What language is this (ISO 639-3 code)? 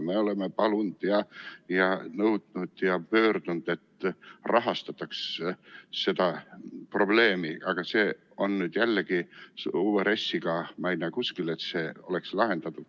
est